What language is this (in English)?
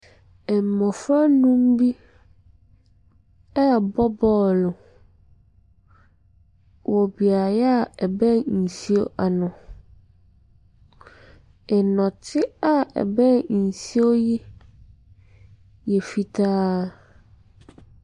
Akan